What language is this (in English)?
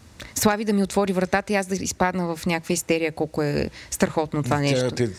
Bulgarian